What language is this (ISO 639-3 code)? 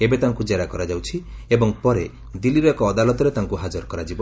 ori